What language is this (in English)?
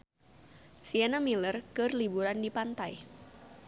Sundanese